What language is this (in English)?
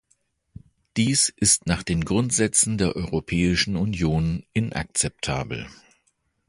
German